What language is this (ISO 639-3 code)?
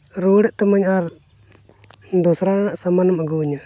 sat